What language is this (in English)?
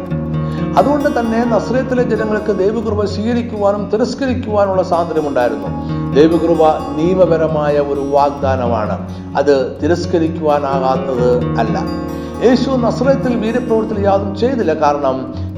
Malayalam